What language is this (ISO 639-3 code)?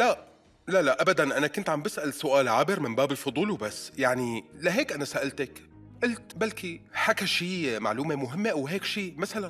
ara